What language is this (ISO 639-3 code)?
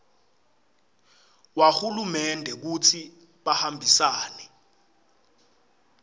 ssw